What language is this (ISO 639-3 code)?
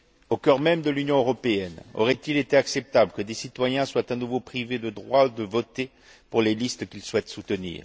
fra